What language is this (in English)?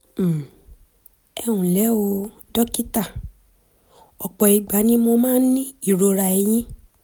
Yoruba